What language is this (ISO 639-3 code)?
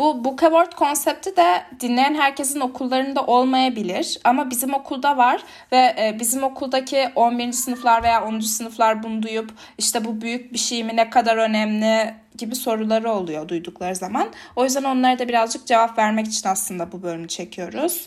tur